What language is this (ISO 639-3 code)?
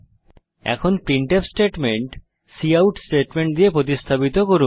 ben